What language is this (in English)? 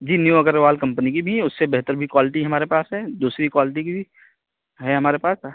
Urdu